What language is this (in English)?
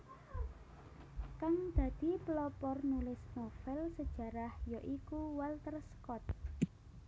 Javanese